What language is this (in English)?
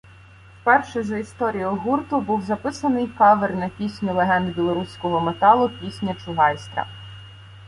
Ukrainian